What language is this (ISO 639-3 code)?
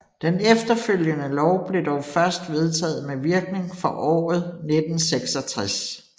dan